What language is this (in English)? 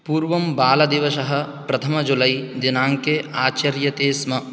Sanskrit